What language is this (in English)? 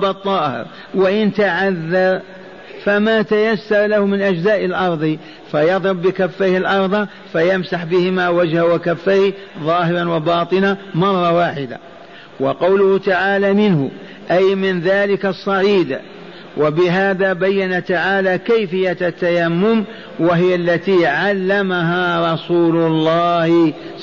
Arabic